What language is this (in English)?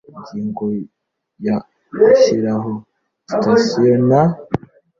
Kinyarwanda